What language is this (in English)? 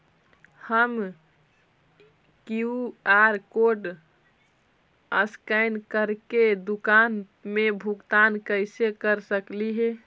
Magahi